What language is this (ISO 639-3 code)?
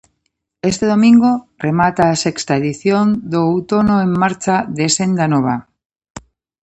glg